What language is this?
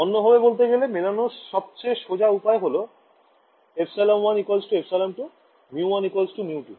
Bangla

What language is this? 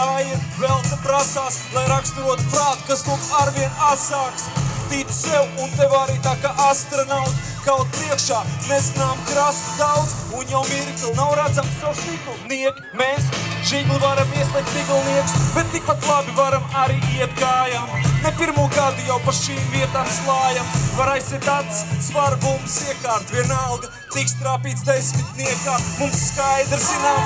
Latvian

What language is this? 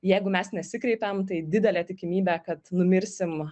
Lithuanian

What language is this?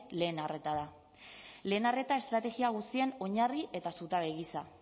Basque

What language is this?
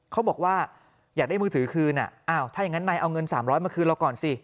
Thai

